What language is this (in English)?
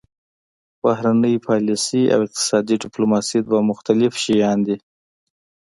Pashto